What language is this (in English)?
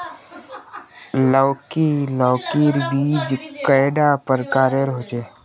Magahi